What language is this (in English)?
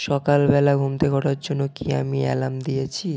Bangla